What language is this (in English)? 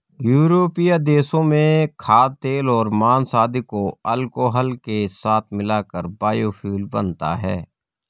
Hindi